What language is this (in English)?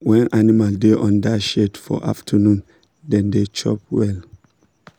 Nigerian Pidgin